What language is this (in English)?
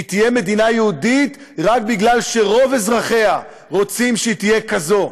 Hebrew